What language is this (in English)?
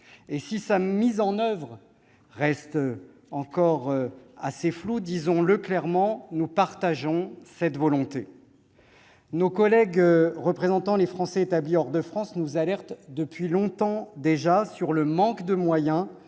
French